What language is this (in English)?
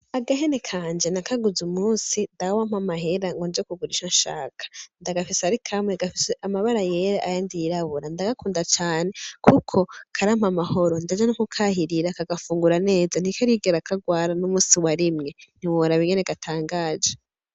Rundi